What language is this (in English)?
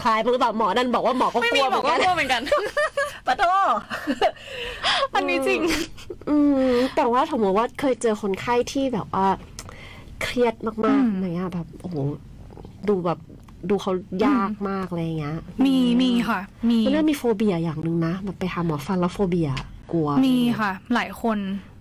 Thai